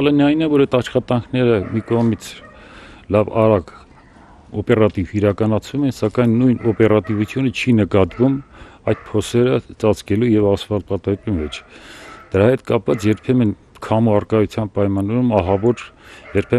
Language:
Polish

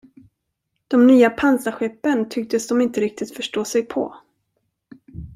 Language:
Swedish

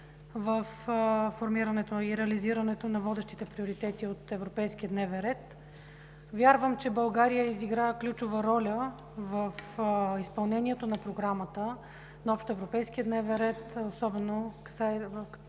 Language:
Bulgarian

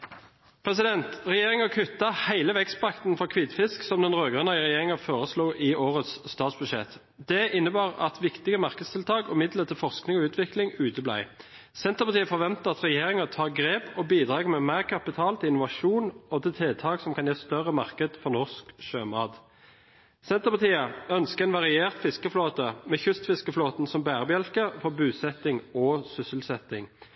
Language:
Norwegian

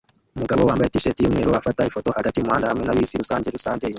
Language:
Kinyarwanda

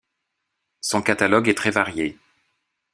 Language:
French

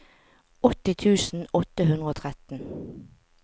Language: Norwegian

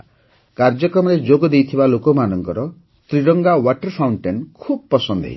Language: Odia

